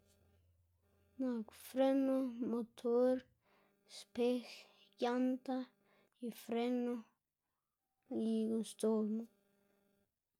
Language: Xanaguía Zapotec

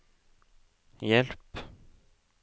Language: Norwegian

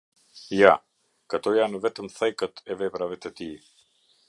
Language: Albanian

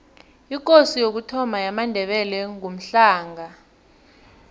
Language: South Ndebele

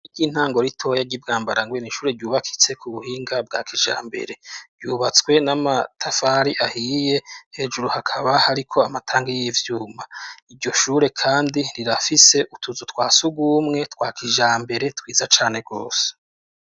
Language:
Rundi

